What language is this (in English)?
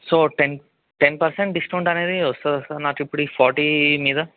Telugu